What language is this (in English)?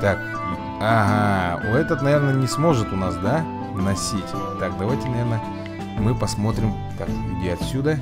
Russian